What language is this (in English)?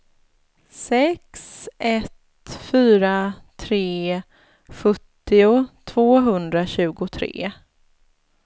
Swedish